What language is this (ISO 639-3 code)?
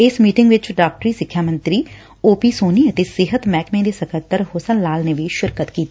pan